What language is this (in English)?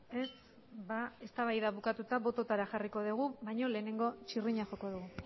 Basque